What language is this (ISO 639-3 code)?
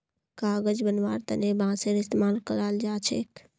mag